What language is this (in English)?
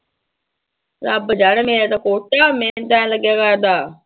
Punjabi